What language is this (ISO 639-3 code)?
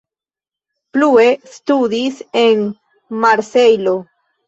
epo